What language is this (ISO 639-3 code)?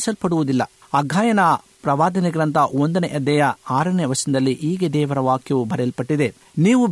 kan